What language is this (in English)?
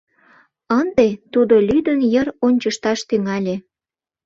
Mari